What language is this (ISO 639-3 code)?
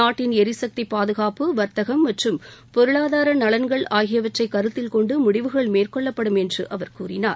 tam